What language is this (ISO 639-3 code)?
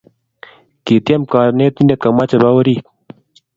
kln